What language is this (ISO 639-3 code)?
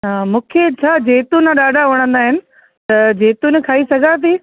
snd